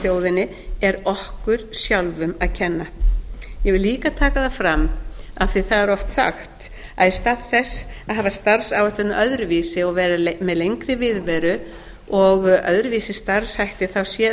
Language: Icelandic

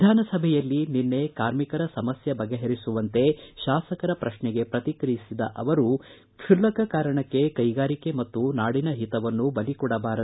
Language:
Kannada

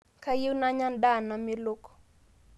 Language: Masai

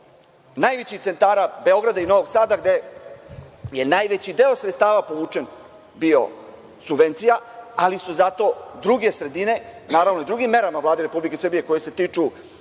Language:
Serbian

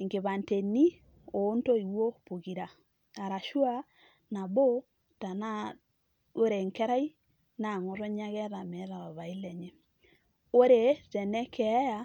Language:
Masai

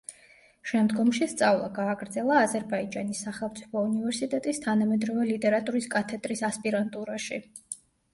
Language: Georgian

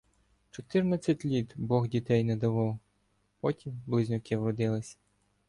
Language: Ukrainian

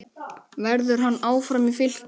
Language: Icelandic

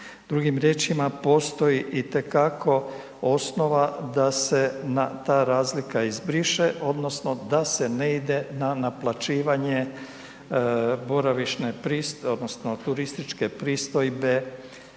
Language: Croatian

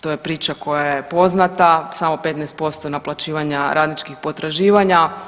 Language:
Croatian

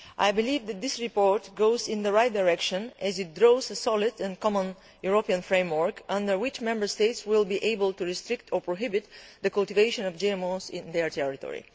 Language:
English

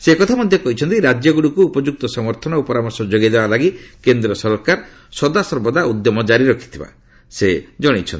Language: Odia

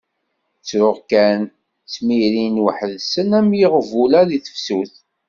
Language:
Kabyle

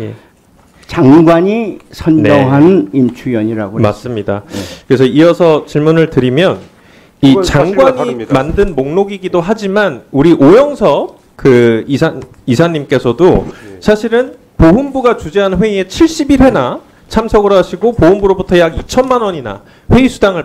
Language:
Korean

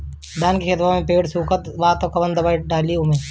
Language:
Bhojpuri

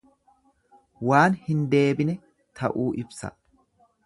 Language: Oromo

